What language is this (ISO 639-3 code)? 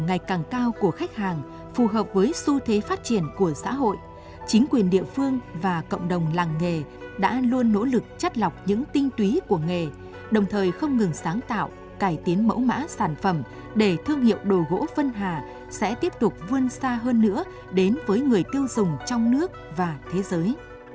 vie